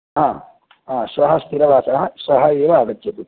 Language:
Sanskrit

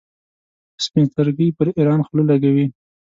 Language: Pashto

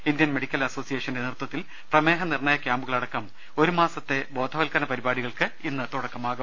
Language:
Malayalam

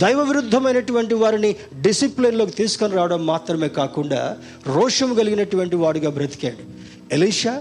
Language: Telugu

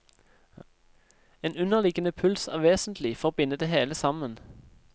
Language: Norwegian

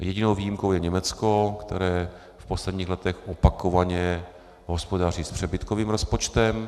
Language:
Czech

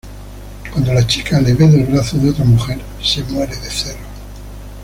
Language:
Spanish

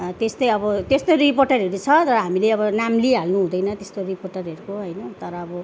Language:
Nepali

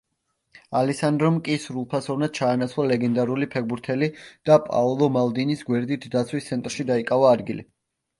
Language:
Georgian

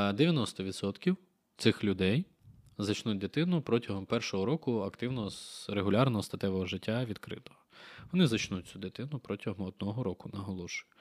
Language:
Ukrainian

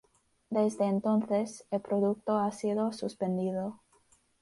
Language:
Spanish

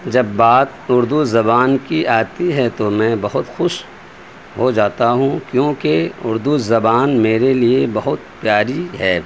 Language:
Urdu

